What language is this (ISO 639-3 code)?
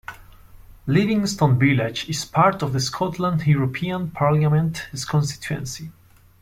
eng